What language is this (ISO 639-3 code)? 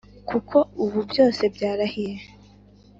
kin